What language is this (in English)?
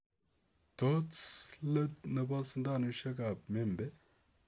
Kalenjin